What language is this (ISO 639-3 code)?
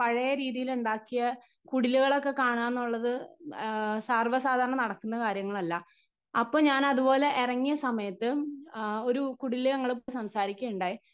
mal